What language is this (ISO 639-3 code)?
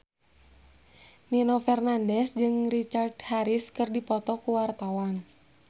sun